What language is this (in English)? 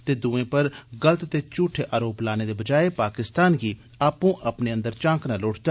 Dogri